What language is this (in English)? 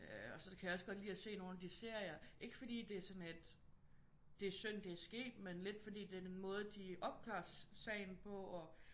Danish